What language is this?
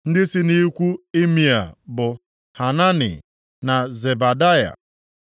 Igbo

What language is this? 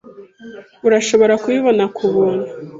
Kinyarwanda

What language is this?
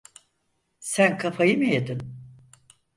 Turkish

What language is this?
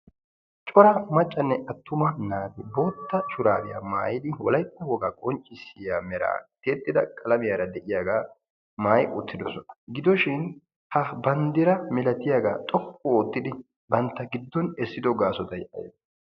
Wolaytta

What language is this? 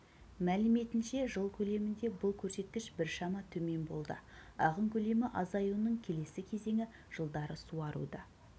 Kazakh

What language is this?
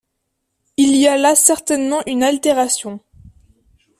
French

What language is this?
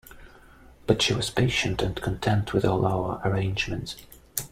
English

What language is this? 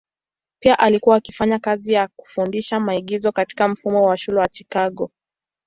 Swahili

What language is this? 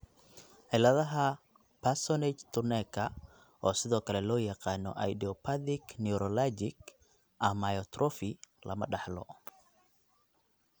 Somali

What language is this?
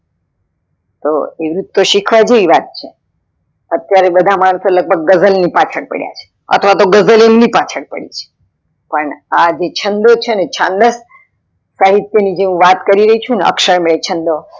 Gujarati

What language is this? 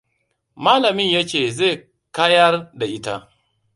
Hausa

